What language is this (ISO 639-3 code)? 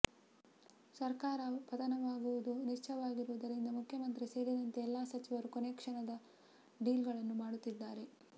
kan